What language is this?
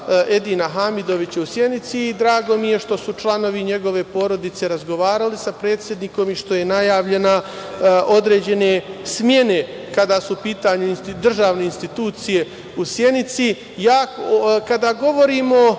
Serbian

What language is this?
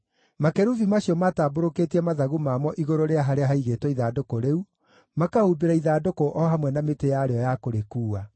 Kikuyu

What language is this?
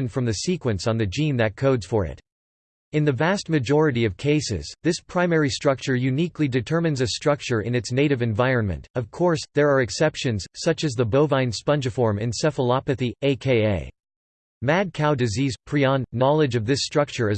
English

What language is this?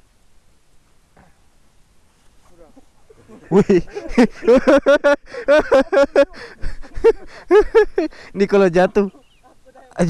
Indonesian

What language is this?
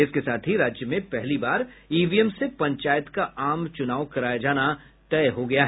Hindi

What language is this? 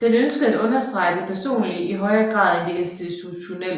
Danish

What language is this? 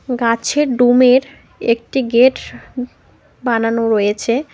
Bangla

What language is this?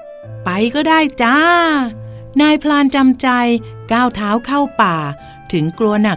Thai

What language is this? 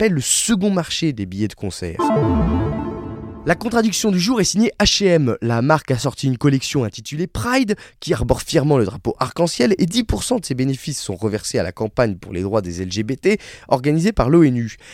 French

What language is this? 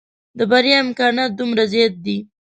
Pashto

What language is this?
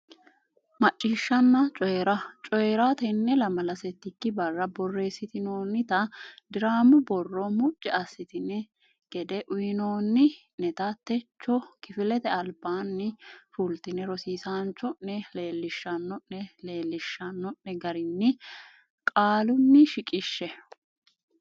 Sidamo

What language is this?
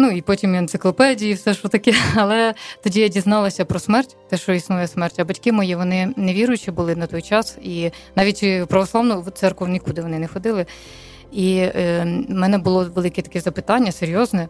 Ukrainian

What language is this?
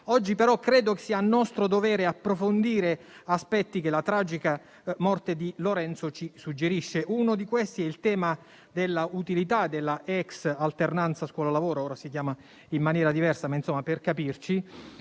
Italian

